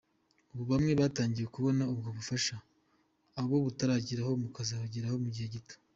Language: Kinyarwanda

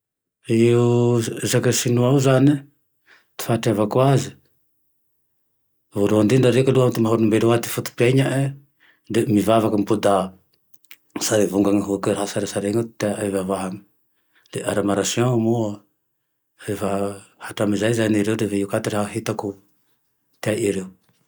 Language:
Tandroy-Mahafaly Malagasy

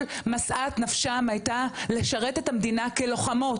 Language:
Hebrew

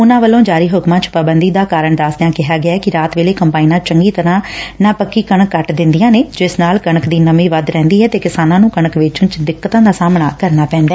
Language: Punjabi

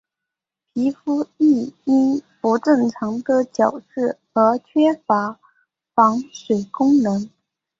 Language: Chinese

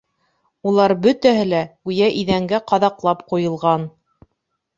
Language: Bashkir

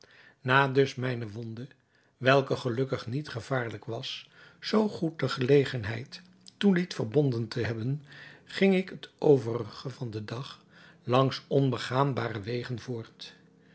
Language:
Dutch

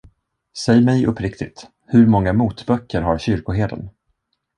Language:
Swedish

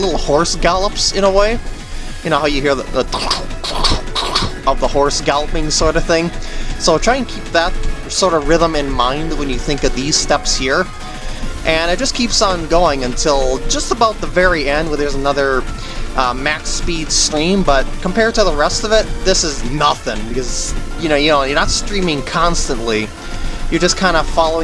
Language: English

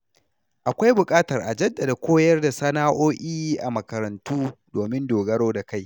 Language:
Hausa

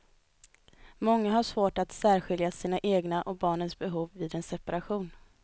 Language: Swedish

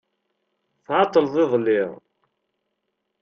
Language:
Kabyle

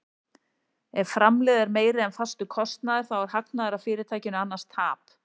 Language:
Icelandic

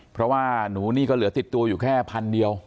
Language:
Thai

